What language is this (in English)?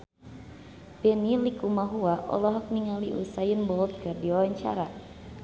Sundanese